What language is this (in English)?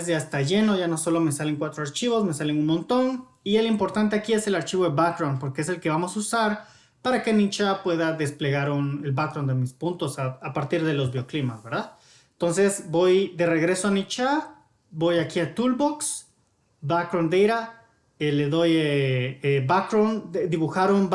Spanish